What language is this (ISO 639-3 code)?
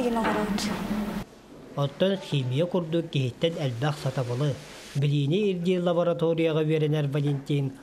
rus